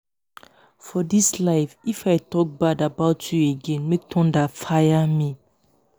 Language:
Nigerian Pidgin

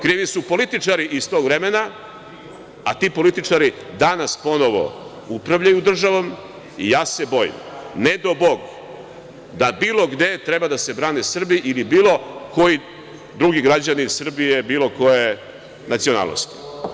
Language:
Serbian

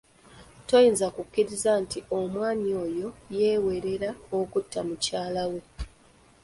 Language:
Ganda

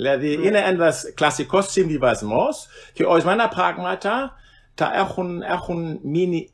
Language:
Greek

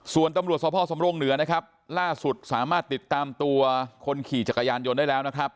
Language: Thai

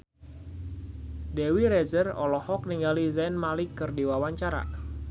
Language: Sundanese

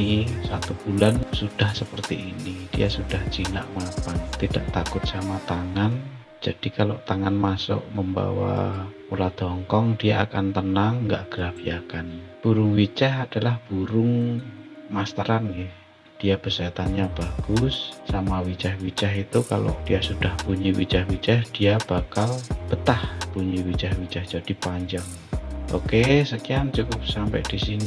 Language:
Indonesian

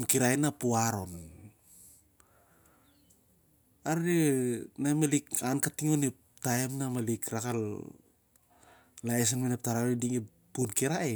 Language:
Siar-Lak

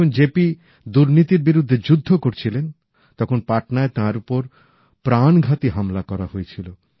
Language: Bangla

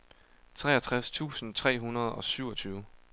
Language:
Danish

